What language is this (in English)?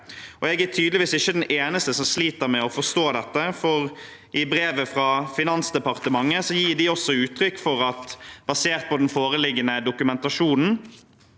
Norwegian